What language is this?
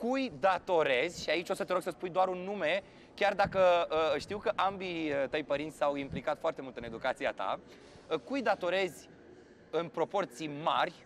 Romanian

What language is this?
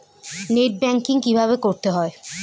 Bangla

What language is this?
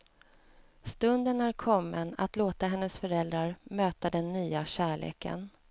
Swedish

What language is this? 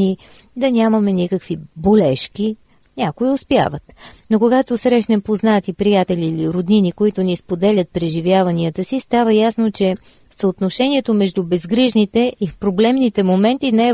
Bulgarian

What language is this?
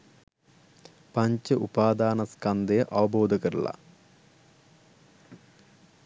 Sinhala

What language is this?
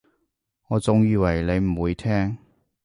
Cantonese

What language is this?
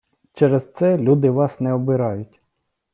Ukrainian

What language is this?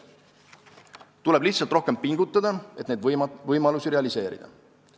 Estonian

